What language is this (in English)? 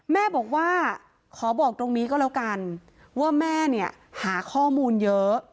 Thai